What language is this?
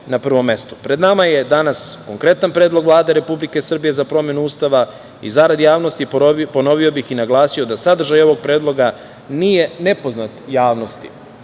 Serbian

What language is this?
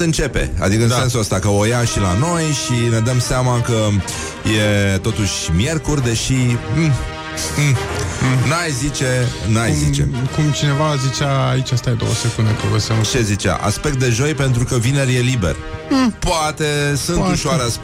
Romanian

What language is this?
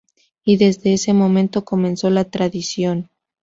Spanish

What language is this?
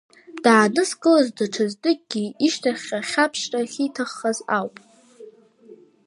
Abkhazian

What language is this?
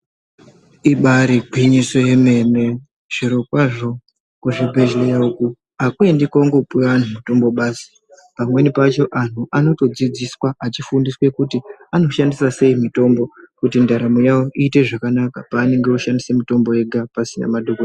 Ndau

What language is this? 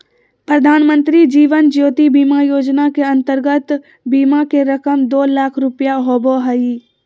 Magahi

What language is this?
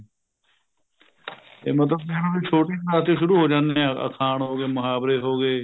Punjabi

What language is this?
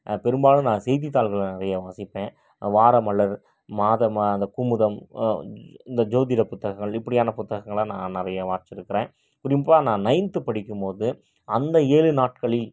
Tamil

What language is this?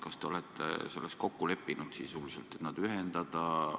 Estonian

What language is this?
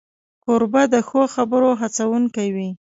Pashto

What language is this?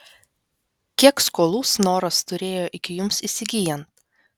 Lithuanian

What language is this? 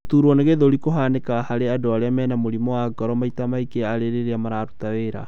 Kikuyu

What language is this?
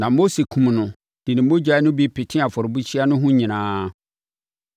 Akan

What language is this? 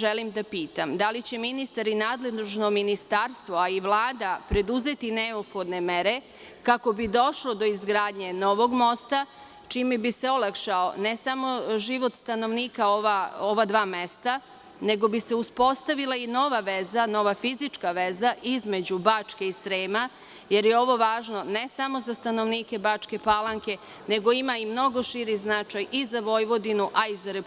Serbian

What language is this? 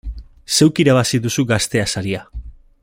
Basque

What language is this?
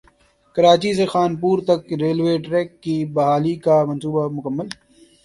Urdu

